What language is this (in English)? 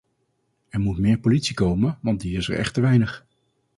Dutch